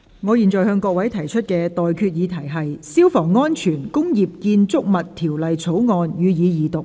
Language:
Cantonese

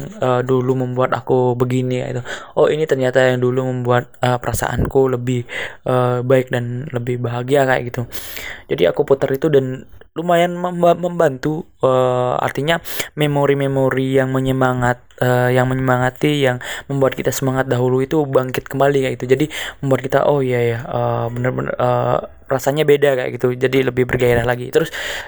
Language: Indonesian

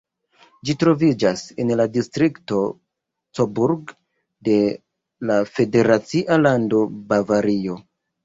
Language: Esperanto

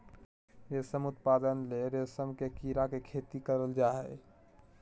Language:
Magahi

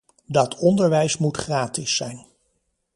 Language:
Dutch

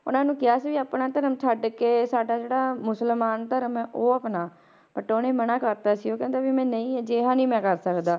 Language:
Punjabi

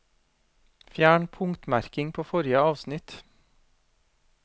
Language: Norwegian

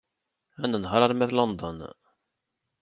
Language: Kabyle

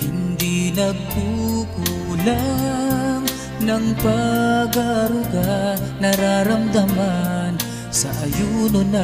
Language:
Filipino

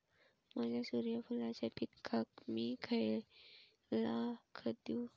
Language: Marathi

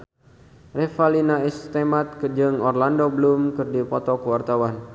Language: Sundanese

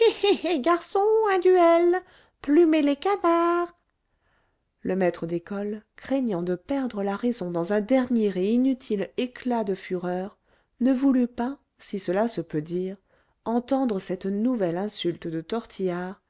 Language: French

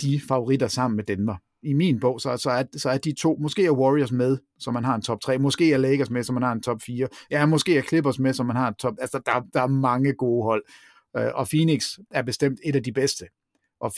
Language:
Danish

